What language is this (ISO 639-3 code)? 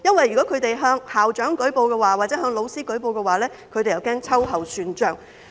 yue